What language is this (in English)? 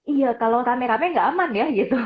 Indonesian